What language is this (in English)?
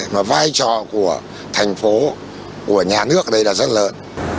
Vietnamese